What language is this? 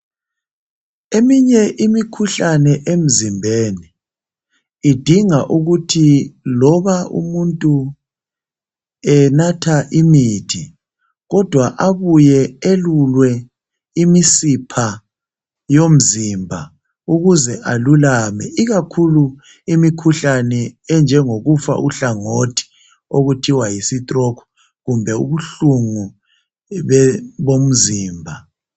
North Ndebele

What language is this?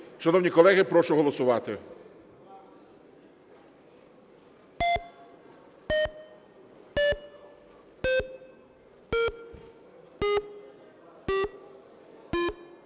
Ukrainian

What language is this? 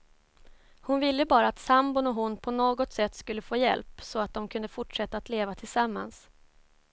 Swedish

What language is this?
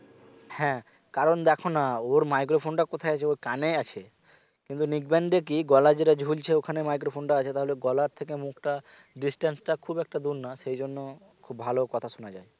Bangla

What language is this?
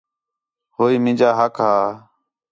Khetrani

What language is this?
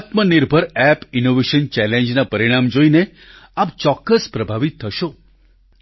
Gujarati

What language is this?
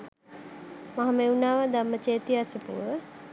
Sinhala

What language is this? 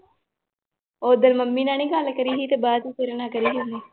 Punjabi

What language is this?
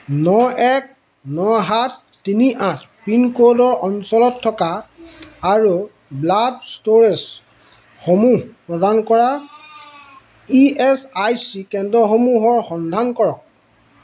Assamese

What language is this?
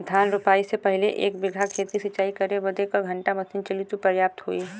Bhojpuri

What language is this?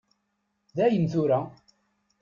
Kabyle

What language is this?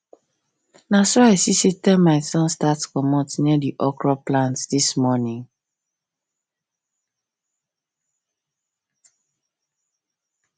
Nigerian Pidgin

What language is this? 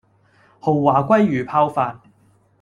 Cantonese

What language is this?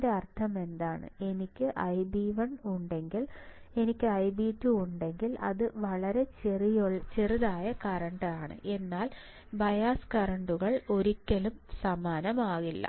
Malayalam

